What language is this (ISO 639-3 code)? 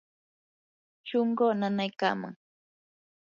qur